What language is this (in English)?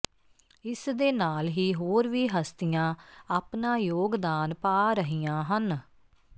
Punjabi